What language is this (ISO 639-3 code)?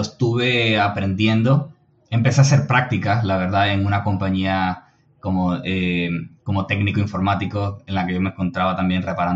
spa